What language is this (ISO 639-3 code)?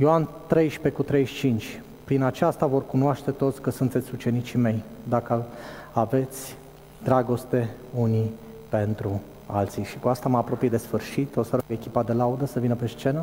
ron